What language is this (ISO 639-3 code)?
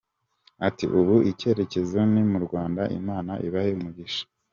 kin